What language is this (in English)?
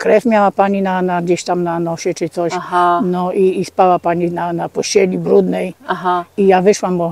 Polish